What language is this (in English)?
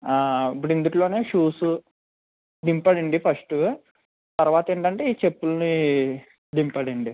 Telugu